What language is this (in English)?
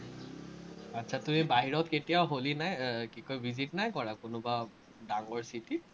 Assamese